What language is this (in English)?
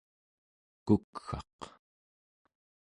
Central Yupik